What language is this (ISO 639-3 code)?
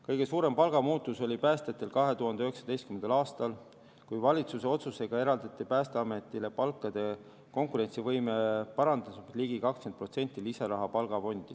est